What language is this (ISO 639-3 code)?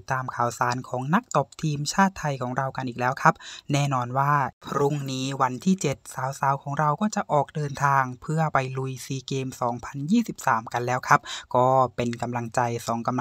tha